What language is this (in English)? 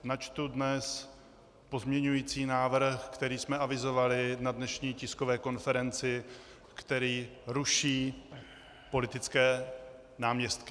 Czech